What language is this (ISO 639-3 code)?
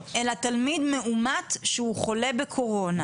heb